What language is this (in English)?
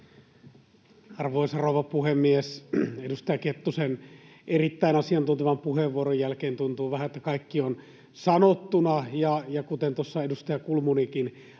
Finnish